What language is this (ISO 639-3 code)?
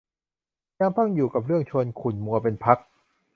tha